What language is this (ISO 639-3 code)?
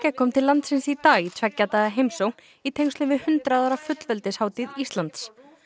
isl